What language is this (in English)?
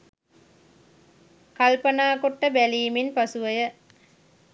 Sinhala